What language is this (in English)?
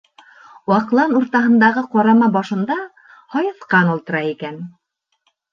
Bashkir